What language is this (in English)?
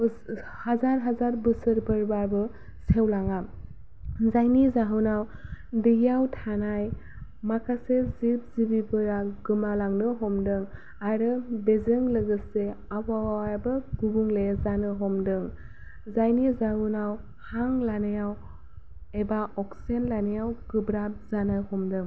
Bodo